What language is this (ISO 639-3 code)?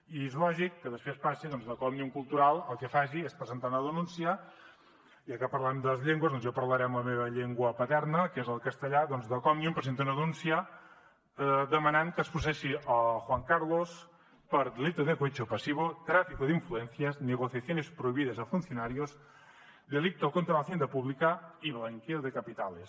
cat